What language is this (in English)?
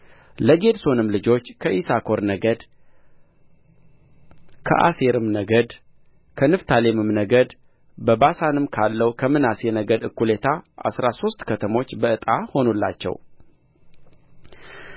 Amharic